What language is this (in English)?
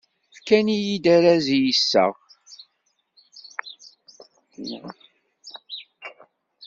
Kabyle